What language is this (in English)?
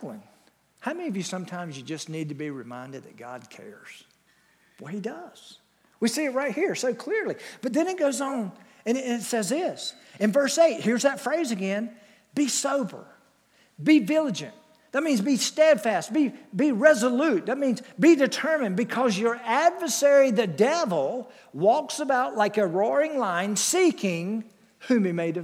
English